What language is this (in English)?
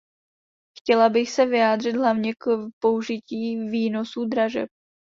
Czech